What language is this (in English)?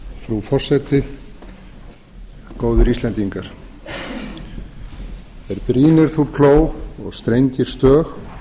Icelandic